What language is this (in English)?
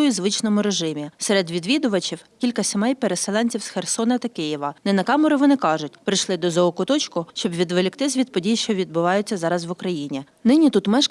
Ukrainian